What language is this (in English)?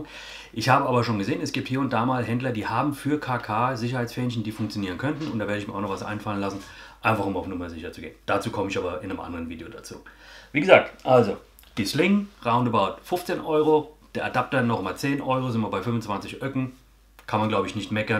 German